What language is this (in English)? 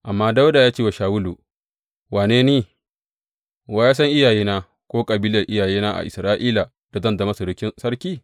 Hausa